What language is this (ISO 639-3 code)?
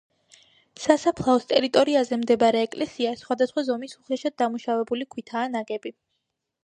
kat